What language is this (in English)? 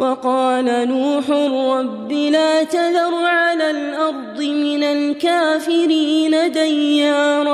Arabic